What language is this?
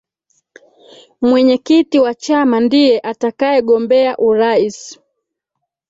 Swahili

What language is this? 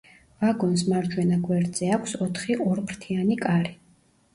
Georgian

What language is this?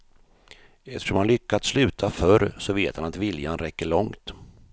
Swedish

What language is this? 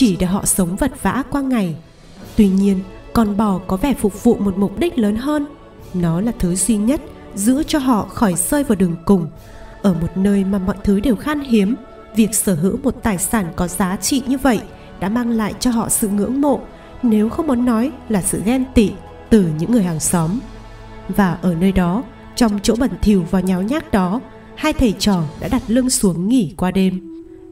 Vietnamese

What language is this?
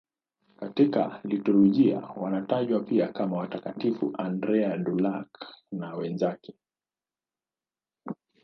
Swahili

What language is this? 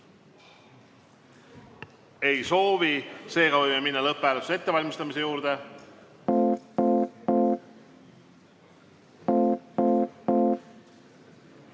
Estonian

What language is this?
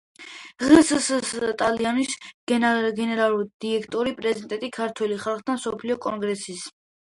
Georgian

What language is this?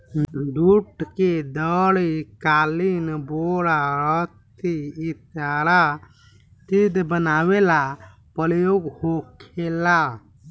Bhojpuri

